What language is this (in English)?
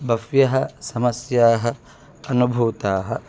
Sanskrit